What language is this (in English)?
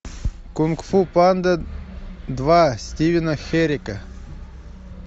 Russian